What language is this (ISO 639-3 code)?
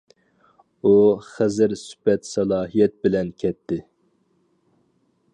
uig